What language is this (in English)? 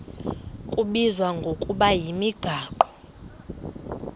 Xhosa